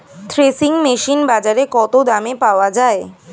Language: Bangla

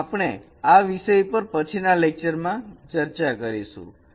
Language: Gujarati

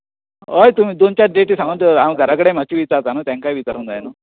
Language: Konkani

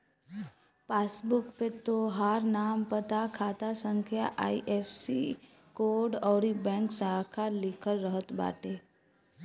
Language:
Bhojpuri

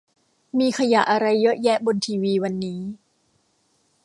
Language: Thai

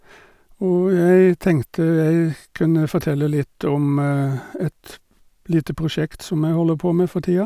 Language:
Norwegian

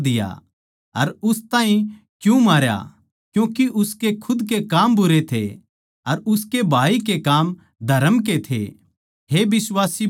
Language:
Haryanvi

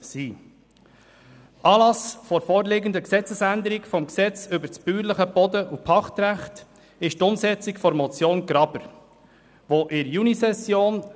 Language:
Swiss German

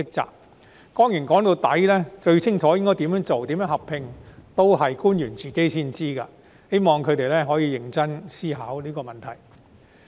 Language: Cantonese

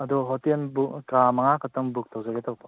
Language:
Manipuri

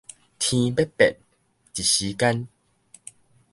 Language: Min Nan Chinese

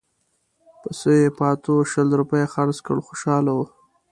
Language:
Pashto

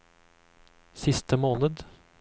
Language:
Norwegian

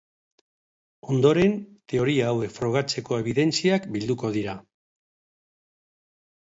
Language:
Basque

